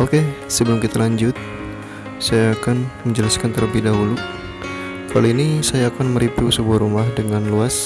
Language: Indonesian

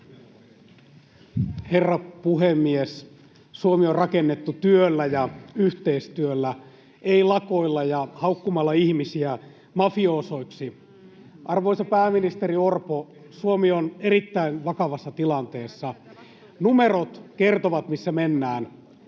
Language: Finnish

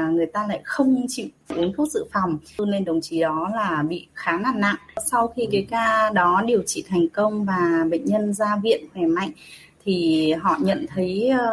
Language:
Vietnamese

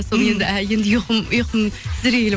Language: Kazakh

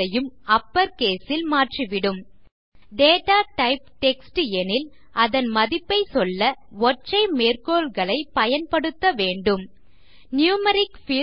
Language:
Tamil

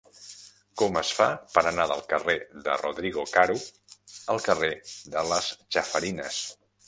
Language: Catalan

